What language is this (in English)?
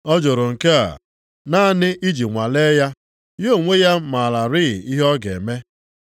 Igbo